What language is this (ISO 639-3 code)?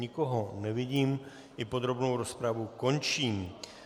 ces